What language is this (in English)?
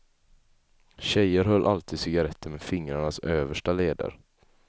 Swedish